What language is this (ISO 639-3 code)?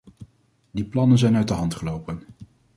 nld